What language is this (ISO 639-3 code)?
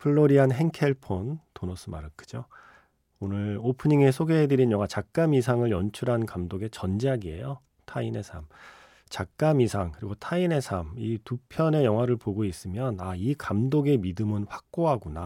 kor